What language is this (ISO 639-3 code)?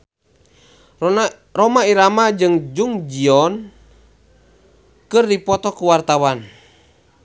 sun